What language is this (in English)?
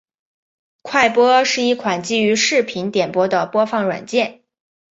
Chinese